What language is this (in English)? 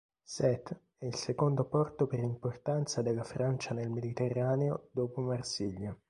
Italian